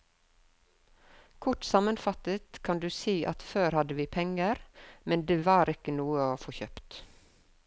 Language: Norwegian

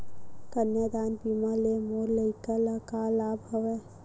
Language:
Chhattisgarhi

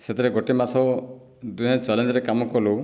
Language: Odia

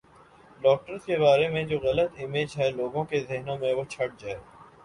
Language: Urdu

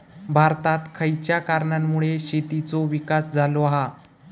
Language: Marathi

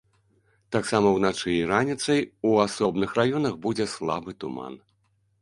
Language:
Belarusian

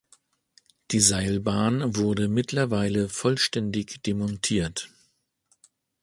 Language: German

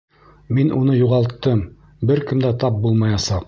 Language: Bashkir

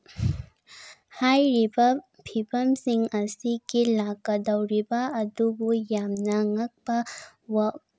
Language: Manipuri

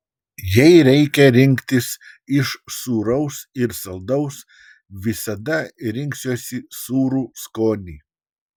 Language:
Lithuanian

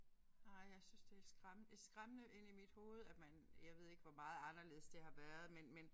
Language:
Danish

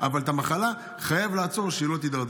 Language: Hebrew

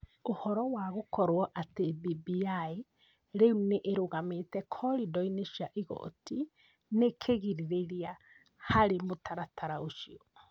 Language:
Kikuyu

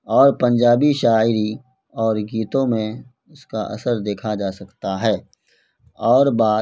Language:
Urdu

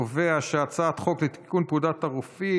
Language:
Hebrew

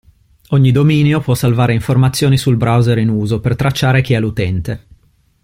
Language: Italian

